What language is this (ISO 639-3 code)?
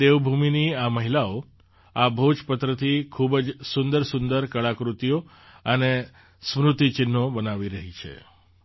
guj